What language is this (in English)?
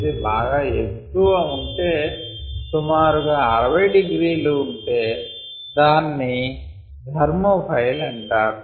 Telugu